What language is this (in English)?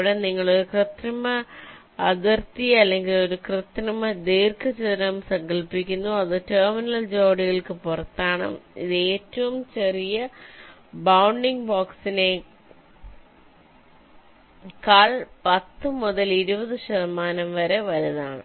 Malayalam